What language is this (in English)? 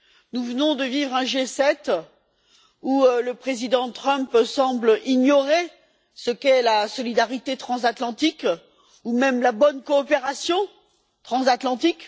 French